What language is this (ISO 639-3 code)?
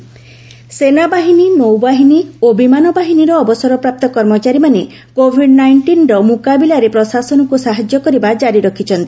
ori